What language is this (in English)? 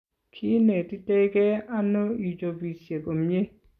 Kalenjin